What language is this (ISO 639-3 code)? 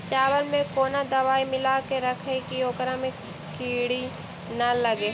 mag